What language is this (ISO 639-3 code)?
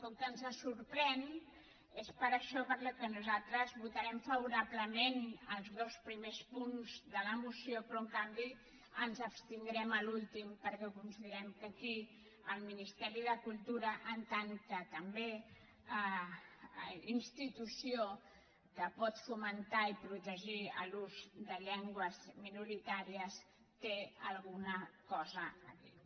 cat